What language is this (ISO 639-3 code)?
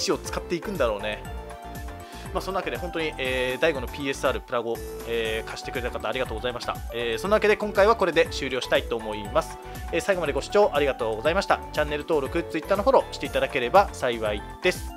jpn